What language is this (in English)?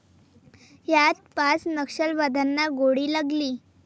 Marathi